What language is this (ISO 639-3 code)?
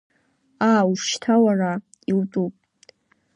abk